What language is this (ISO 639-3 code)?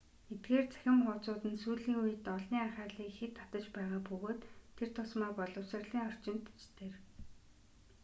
mon